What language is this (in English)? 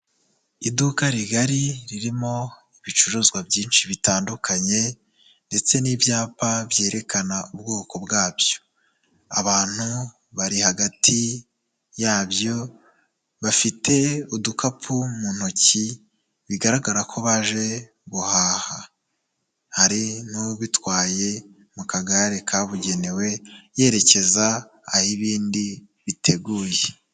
Kinyarwanda